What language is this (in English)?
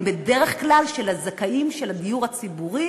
Hebrew